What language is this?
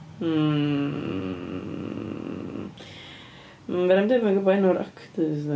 Welsh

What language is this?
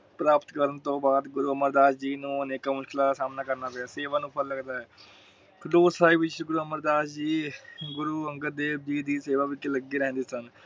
Punjabi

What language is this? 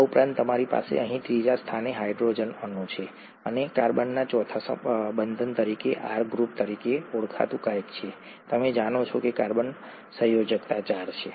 Gujarati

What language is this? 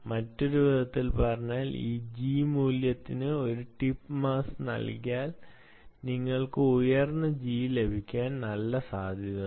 Malayalam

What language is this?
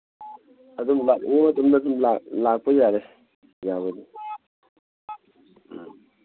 Manipuri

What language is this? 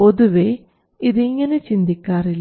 Malayalam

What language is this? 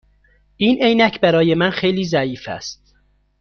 Persian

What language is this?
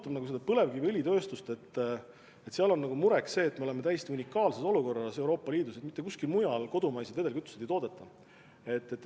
Estonian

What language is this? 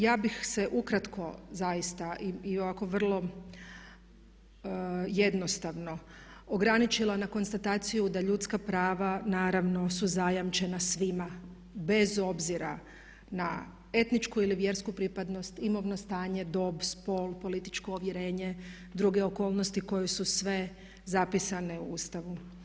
Croatian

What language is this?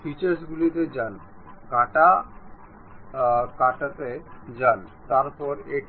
Bangla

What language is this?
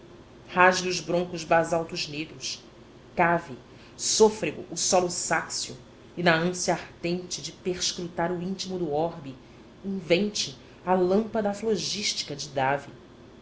Portuguese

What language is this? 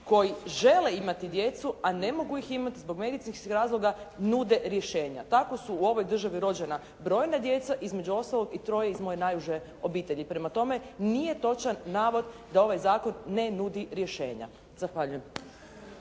Croatian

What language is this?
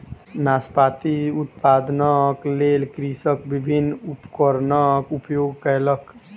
Maithili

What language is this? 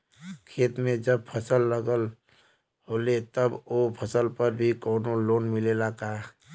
Bhojpuri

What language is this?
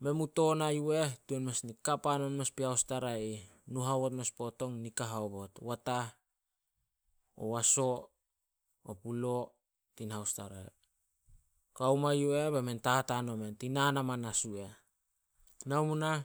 Solos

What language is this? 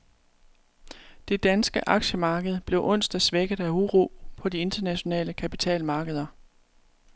Danish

